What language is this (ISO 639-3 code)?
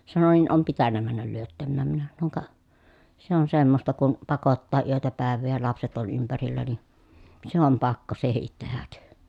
fin